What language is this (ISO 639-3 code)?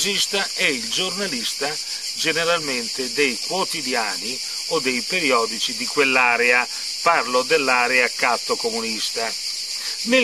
ita